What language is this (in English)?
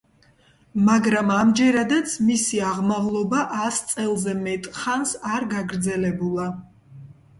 Georgian